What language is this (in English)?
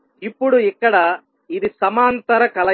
Telugu